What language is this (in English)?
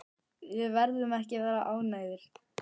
Icelandic